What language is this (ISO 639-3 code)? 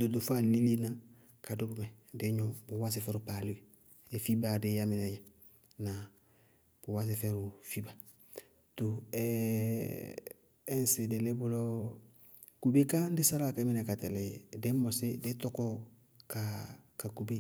bqg